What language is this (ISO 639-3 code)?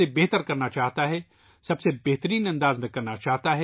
urd